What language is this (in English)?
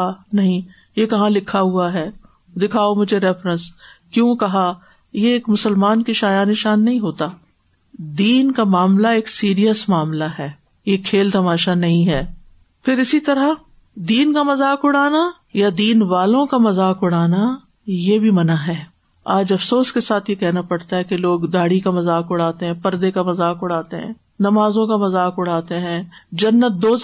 Urdu